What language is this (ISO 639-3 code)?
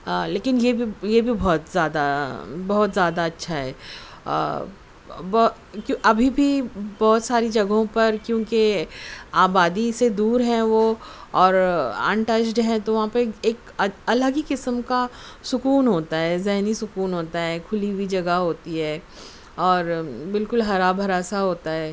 urd